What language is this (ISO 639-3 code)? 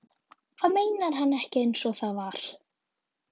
isl